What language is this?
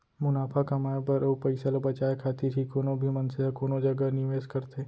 Chhattisgarhi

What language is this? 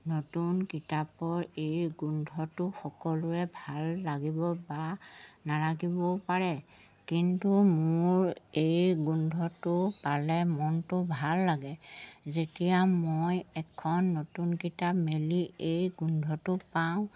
Assamese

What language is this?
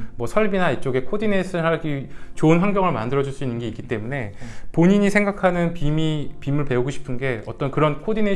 Korean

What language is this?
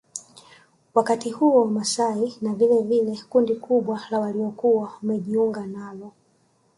Swahili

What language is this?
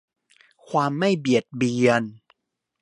Thai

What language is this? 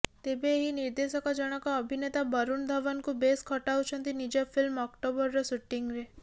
Odia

